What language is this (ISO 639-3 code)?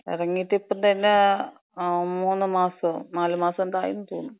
mal